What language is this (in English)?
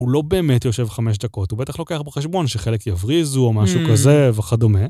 Hebrew